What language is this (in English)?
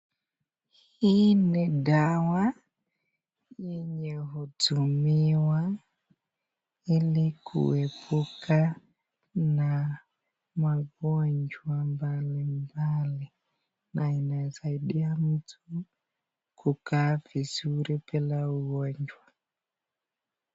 Swahili